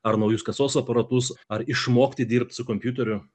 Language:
Lithuanian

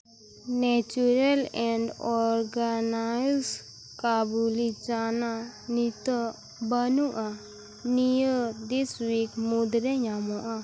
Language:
Santali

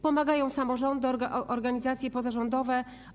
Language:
Polish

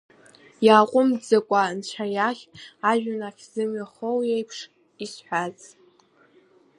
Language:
Abkhazian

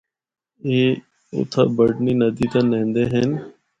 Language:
Northern Hindko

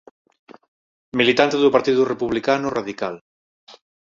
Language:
Galician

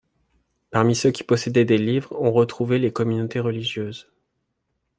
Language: French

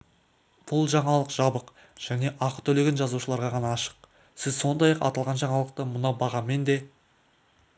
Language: Kazakh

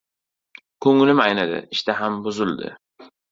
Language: Uzbek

